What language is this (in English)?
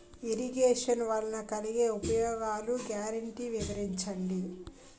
Telugu